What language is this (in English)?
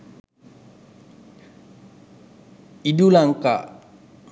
Sinhala